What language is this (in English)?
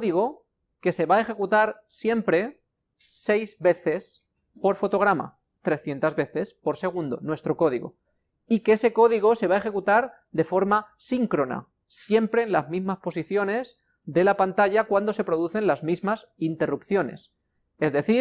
Spanish